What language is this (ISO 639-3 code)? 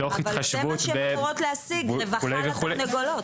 heb